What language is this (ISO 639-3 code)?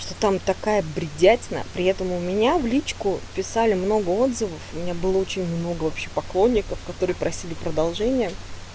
rus